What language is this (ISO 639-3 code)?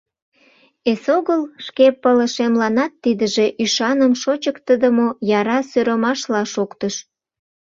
chm